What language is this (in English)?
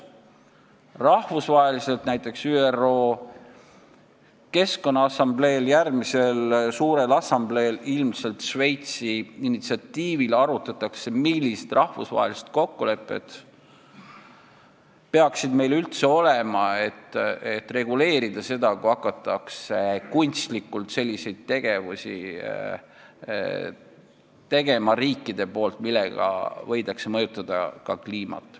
Estonian